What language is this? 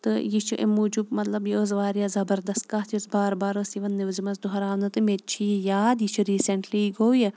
Kashmiri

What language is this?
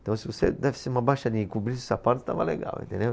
Portuguese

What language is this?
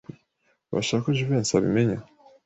Kinyarwanda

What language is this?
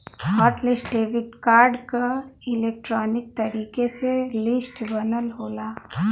Bhojpuri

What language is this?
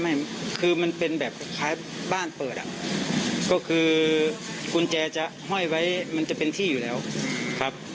Thai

